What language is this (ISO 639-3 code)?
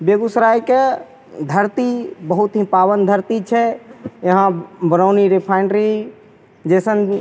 mai